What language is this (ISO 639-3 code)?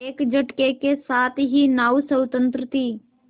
hin